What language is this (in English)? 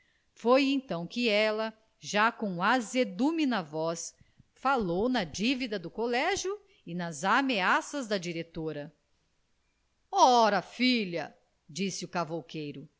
Portuguese